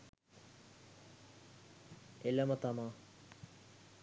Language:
Sinhala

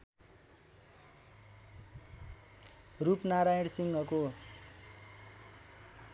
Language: Nepali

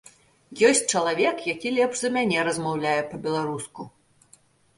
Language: Belarusian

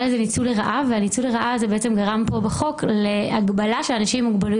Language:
Hebrew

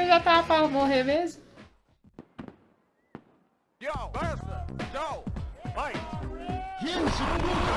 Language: Portuguese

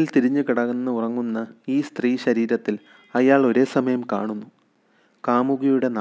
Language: Malayalam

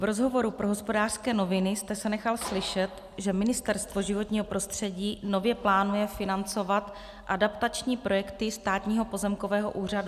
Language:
Czech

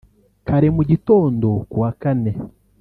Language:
Kinyarwanda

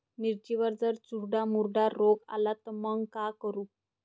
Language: Marathi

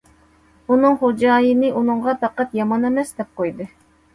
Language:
Uyghur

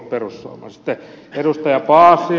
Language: Finnish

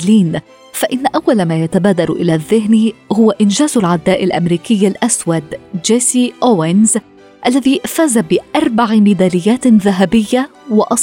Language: Arabic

